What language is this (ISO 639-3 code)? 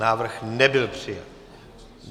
ces